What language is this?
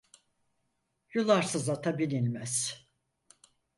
Turkish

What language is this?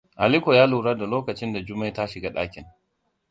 Hausa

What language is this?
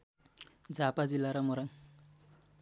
Nepali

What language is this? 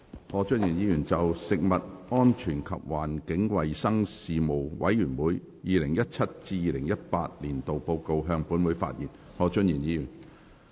Cantonese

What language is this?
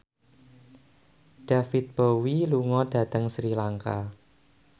Javanese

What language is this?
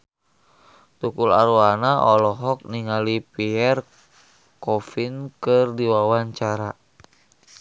Sundanese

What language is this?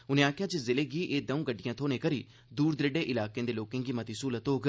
Dogri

